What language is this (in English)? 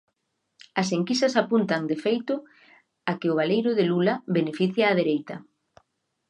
Galician